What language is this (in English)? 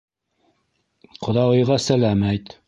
Bashkir